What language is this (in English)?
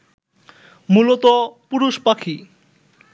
Bangla